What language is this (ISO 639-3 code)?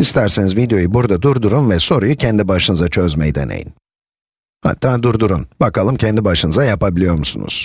tur